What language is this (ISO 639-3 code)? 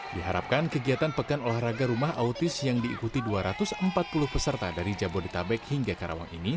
ind